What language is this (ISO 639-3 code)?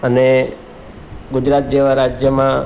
guj